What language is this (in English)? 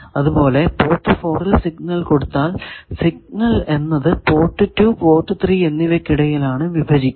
Malayalam